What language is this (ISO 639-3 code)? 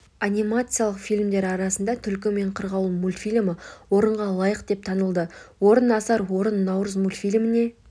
kaz